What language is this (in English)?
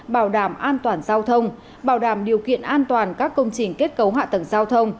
Vietnamese